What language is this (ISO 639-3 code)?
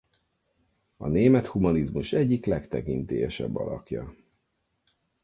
hun